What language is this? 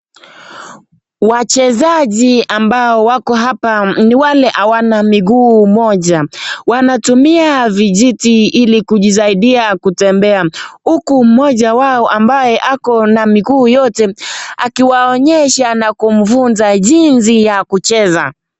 Swahili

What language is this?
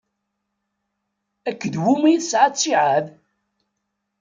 Kabyle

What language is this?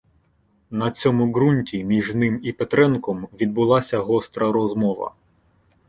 Ukrainian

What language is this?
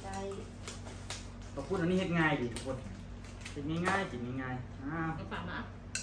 Thai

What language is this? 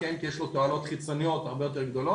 Hebrew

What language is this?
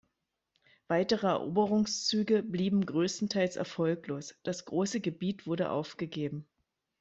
German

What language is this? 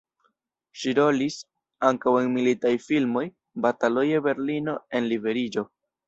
Esperanto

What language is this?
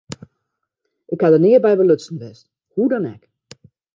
Western Frisian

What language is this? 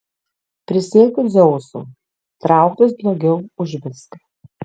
Lithuanian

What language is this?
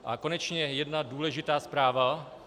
Czech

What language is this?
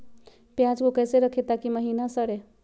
Magahi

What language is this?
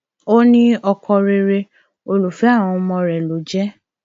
Yoruba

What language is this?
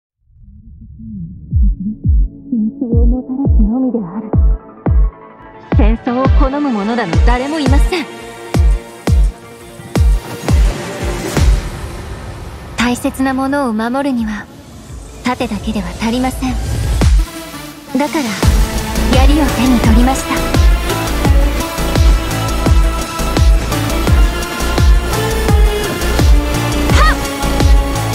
Japanese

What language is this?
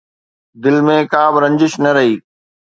Sindhi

